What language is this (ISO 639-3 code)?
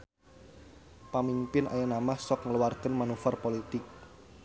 sun